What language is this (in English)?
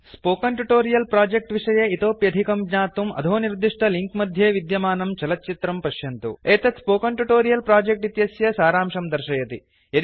Sanskrit